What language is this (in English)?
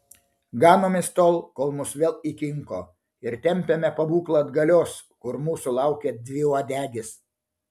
Lithuanian